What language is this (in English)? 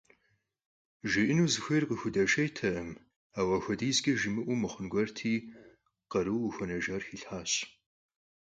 Kabardian